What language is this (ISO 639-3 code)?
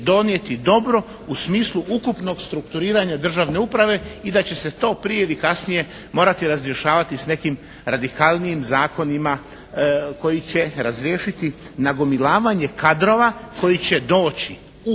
hrv